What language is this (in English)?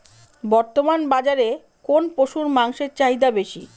Bangla